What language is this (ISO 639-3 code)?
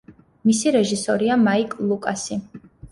kat